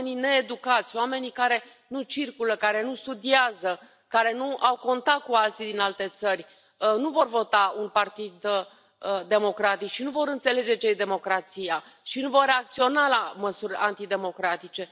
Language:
Romanian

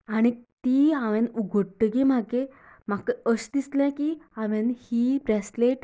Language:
Konkani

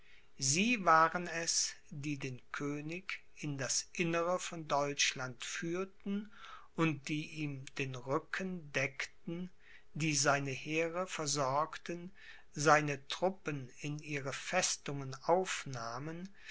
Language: German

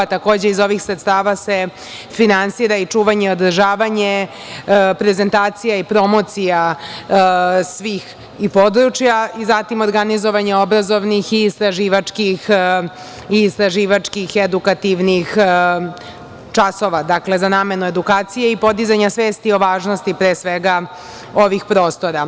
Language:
Serbian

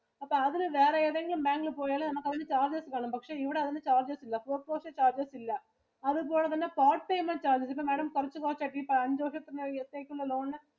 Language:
Malayalam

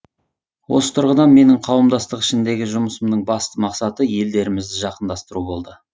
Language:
Kazakh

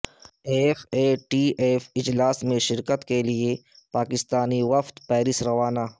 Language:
Urdu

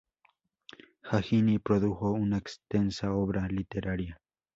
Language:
Spanish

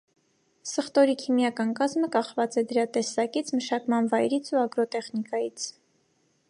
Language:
Armenian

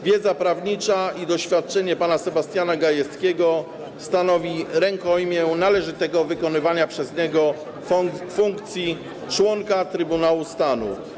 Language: Polish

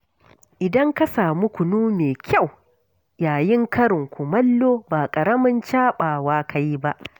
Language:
Hausa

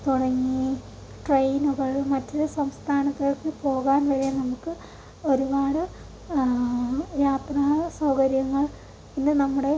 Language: Malayalam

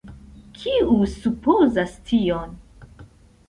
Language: Esperanto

